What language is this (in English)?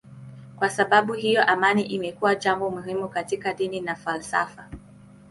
Swahili